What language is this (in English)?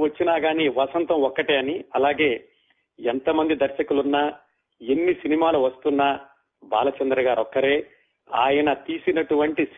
Telugu